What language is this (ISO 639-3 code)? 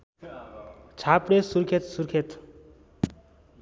nep